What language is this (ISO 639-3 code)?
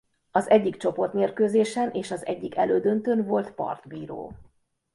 hun